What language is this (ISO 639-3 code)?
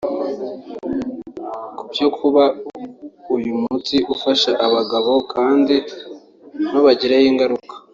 kin